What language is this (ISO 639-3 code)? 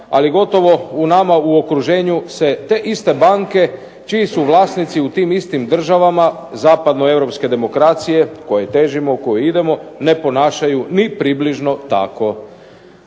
hrv